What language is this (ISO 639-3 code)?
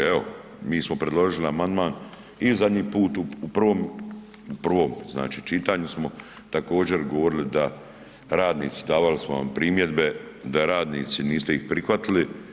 hrv